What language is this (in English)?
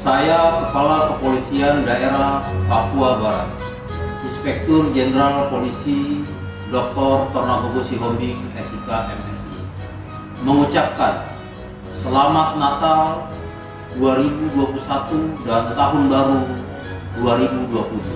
Indonesian